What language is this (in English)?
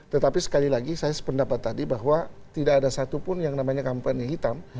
Indonesian